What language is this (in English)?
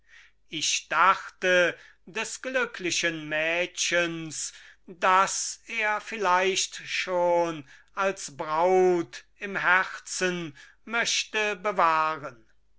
German